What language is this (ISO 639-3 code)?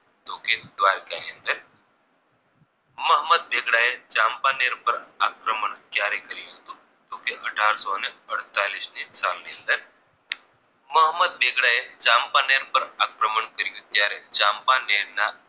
guj